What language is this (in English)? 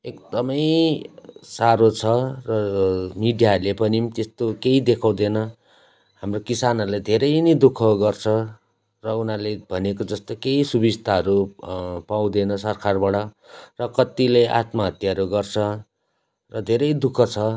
Nepali